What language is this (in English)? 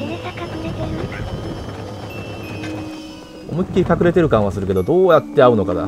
Japanese